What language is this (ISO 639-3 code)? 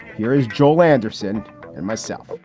eng